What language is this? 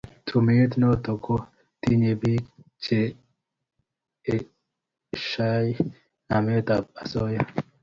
Kalenjin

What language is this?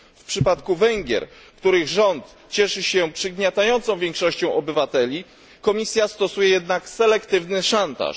Polish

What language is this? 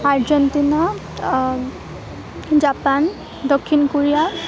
Assamese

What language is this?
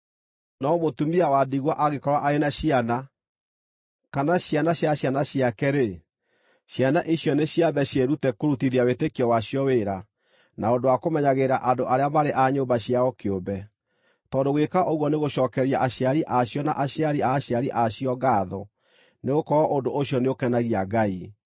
Kikuyu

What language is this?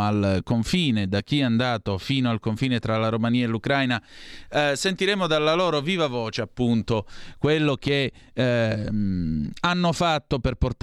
Italian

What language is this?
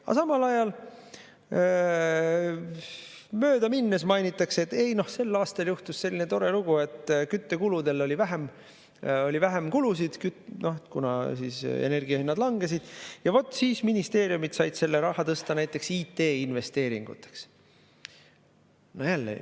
Estonian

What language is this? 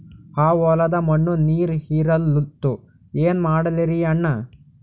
Kannada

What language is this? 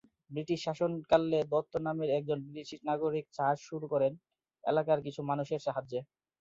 Bangla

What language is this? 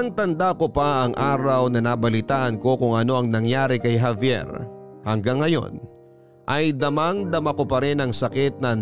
Filipino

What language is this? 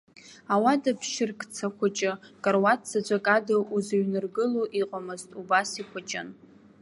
Abkhazian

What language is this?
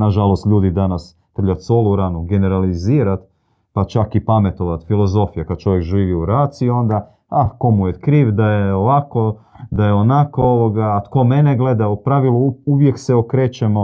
Croatian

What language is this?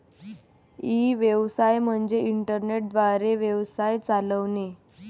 Marathi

